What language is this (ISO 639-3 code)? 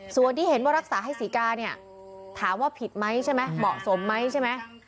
tha